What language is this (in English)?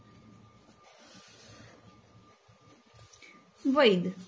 Gujarati